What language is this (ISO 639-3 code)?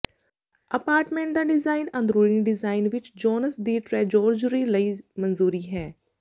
pan